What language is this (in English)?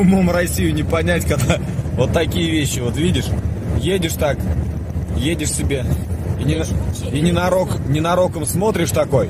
Russian